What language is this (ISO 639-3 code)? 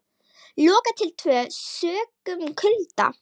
isl